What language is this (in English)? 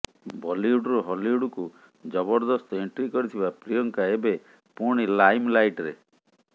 Odia